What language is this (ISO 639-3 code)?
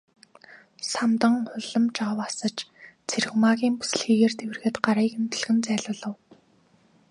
mon